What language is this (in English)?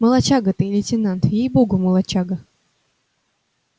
Russian